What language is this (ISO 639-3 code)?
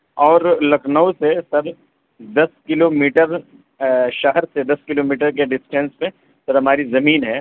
urd